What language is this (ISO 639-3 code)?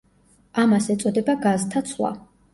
kat